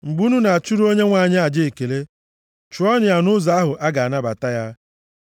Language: Igbo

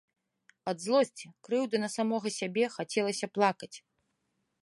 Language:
Belarusian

